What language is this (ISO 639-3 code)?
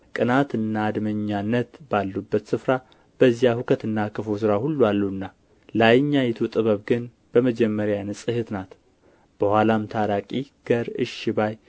amh